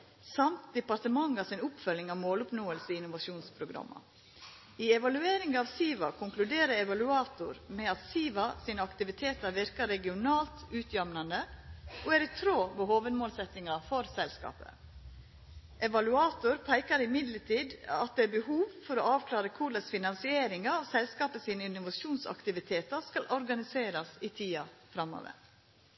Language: Norwegian Nynorsk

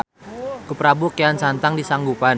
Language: Sundanese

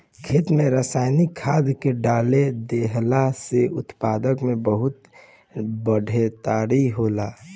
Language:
Bhojpuri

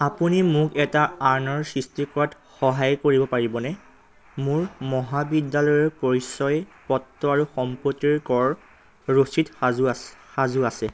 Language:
Assamese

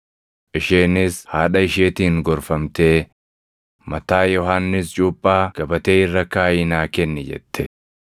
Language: Oromo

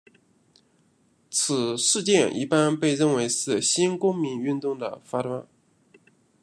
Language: Chinese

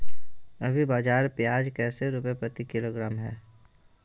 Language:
Magahi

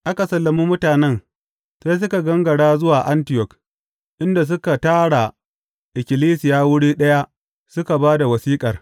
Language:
Hausa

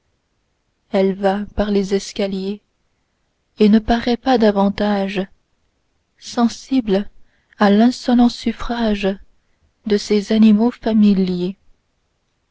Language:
French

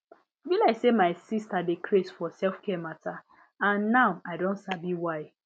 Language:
Nigerian Pidgin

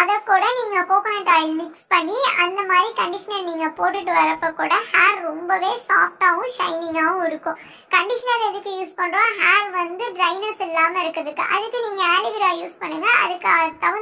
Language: Tamil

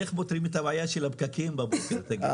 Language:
Hebrew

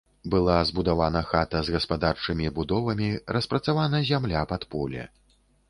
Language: Belarusian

